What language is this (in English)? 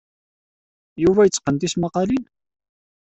Kabyle